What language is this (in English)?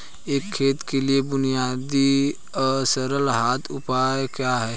Hindi